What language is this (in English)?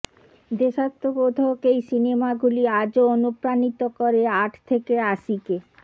Bangla